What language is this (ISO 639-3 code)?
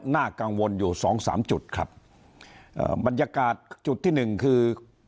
tha